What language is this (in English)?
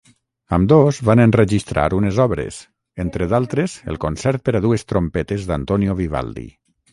Catalan